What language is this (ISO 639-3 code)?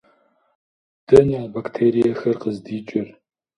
kbd